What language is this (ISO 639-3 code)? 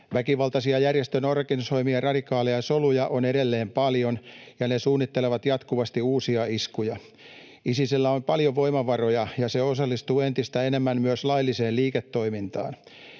fin